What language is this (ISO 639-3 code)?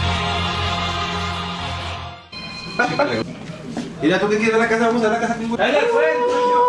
spa